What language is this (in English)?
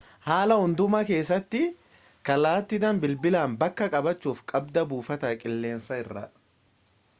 Oromo